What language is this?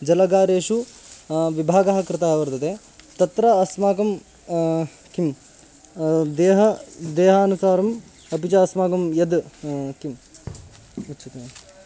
Sanskrit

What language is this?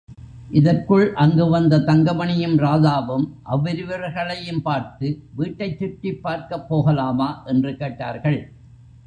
Tamil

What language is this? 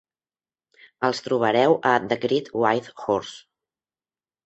Catalan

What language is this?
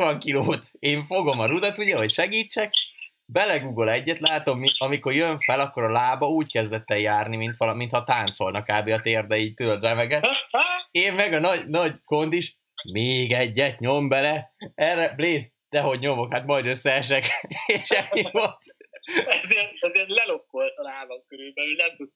Hungarian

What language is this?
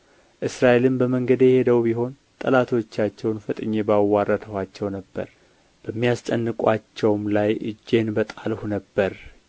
Amharic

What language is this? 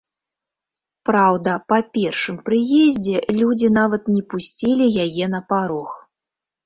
Belarusian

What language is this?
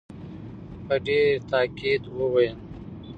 Pashto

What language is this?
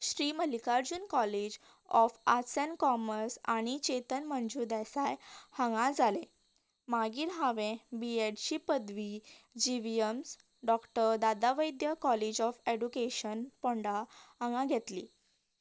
Konkani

